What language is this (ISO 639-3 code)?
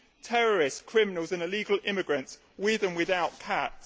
eng